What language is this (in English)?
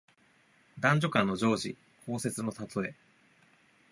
Japanese